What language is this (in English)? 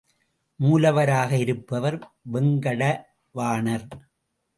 Tamil